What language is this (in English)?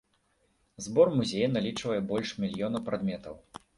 Belarusian